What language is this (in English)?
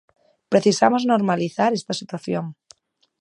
Galician